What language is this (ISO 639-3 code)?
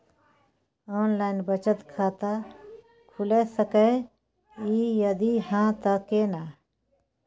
mai